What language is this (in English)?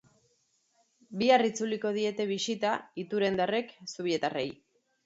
Basque